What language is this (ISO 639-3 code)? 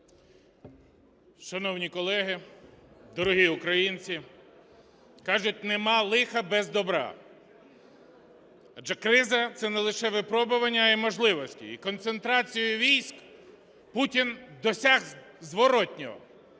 ukr